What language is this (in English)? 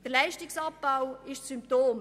Swiss German